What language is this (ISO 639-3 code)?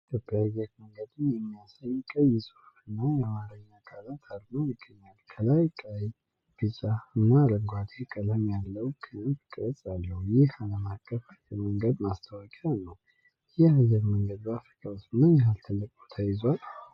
amh